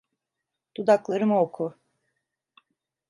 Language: Turkish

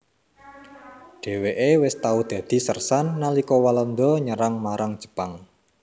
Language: Javanese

